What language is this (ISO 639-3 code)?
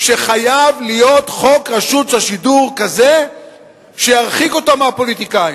heb